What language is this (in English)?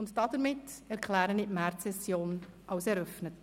Swiss German